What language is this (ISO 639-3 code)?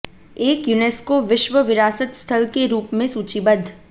hin